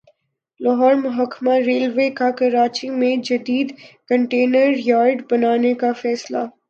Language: Urdu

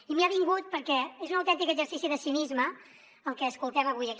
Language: Catalan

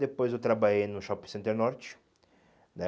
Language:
Portuguese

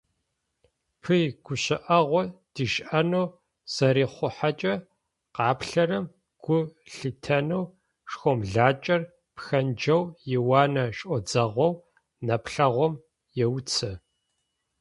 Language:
Adyghe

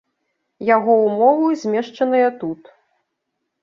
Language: Belarusian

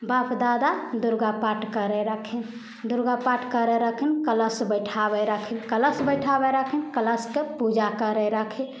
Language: Maithili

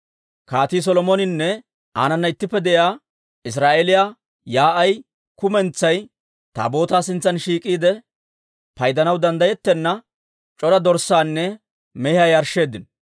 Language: Dawro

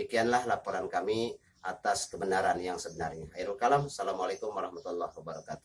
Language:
Indonesian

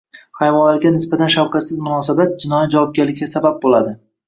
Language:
Uzbek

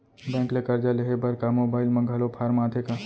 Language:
Chhattisgarhi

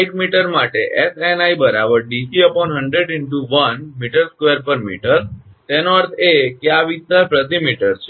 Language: Gujarati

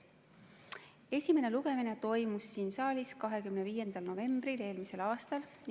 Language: Estonian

